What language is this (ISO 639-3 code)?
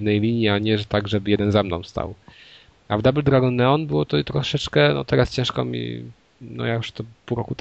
pol